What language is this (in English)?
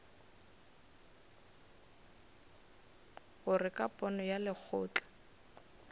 Northern Sotho